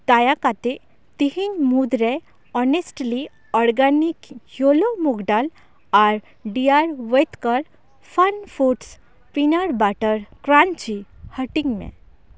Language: Santali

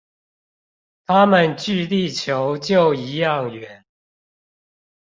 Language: Chinese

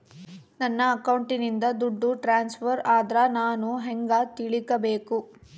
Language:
Kannada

